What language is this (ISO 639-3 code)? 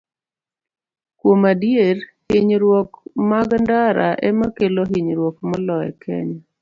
luo